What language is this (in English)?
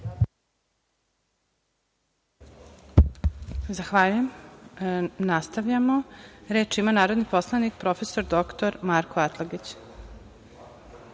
Serbian